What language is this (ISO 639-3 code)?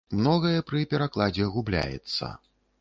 bel